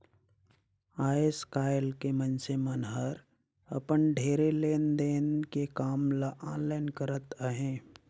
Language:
Chhattisgarhi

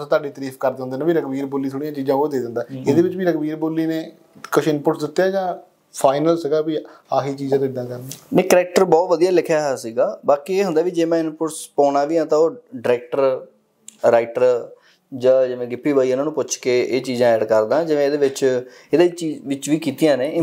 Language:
Punjabi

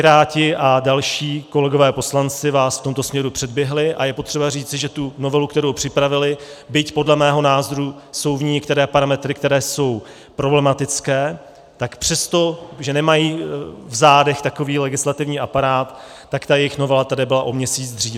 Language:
Czech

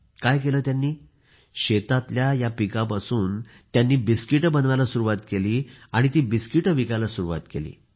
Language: Marathi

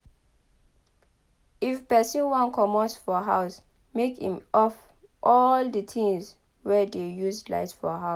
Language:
Nigerian Pidgin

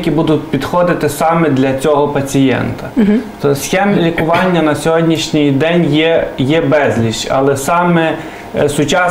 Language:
Ukrainian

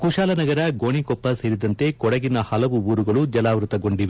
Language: Kannada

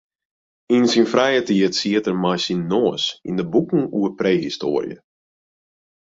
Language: Western Frisian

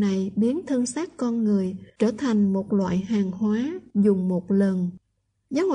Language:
Vietnamese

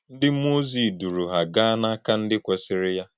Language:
Igbo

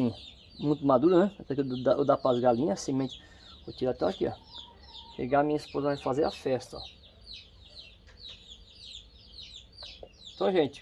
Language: Portuguese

